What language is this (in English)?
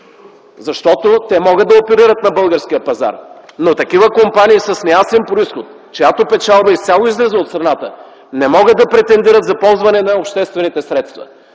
Bulgarian